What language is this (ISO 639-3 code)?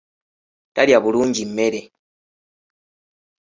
lug